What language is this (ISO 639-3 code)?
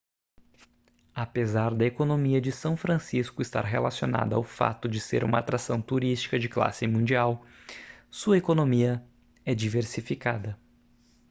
por